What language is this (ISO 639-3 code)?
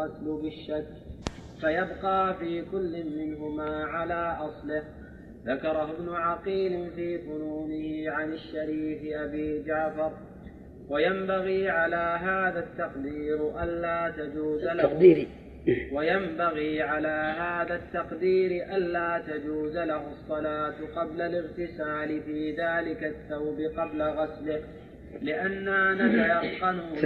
ara